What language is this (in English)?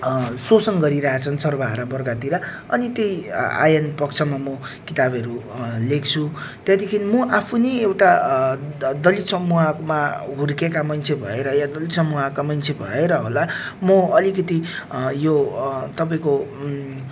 Nepali